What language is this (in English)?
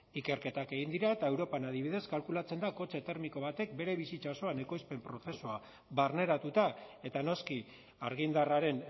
Basque